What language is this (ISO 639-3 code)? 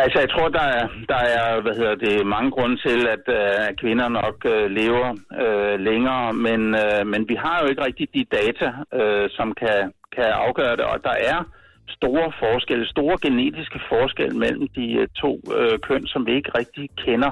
dan